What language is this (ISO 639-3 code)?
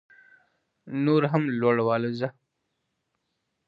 pus